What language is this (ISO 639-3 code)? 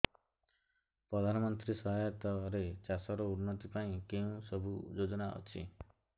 ori